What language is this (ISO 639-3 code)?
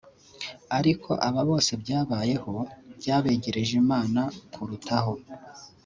kin